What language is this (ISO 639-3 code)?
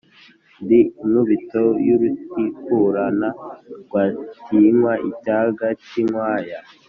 kin